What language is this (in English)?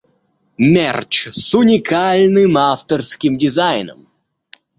Russian